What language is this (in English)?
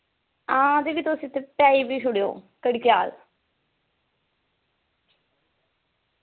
Dogri